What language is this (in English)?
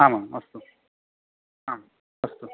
Sanskrit